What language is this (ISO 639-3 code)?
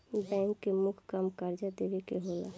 bho